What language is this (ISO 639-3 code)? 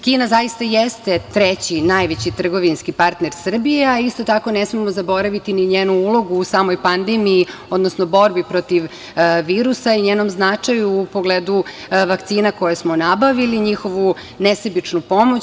srp